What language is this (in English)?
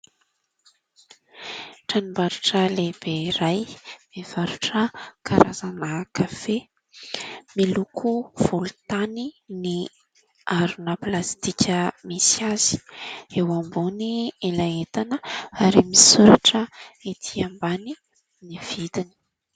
Malagasy